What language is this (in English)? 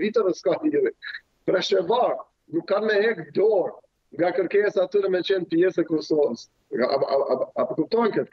Romanian